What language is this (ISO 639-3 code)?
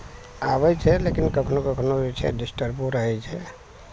mai